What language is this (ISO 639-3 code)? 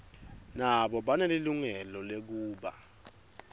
ssw